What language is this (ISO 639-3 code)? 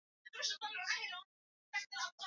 swa